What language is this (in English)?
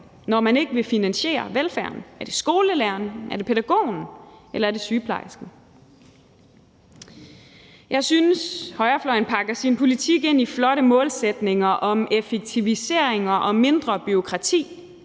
Danish